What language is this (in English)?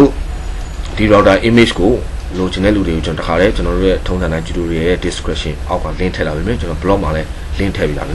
Korean